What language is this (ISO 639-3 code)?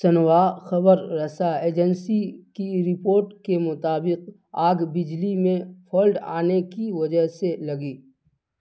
urd